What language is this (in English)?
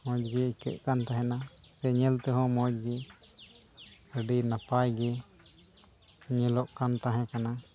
Santali